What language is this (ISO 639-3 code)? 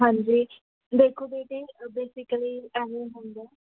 pan